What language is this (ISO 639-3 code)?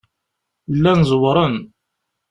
kab